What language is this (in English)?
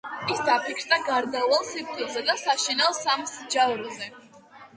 Georgian